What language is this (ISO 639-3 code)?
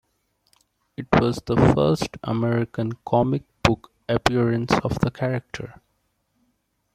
eng